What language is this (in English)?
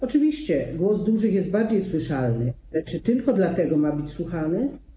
Polish